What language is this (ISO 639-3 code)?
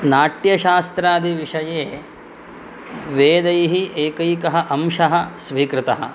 san